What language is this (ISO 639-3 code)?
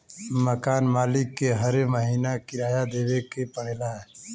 bho